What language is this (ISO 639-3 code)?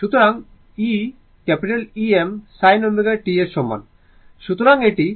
ben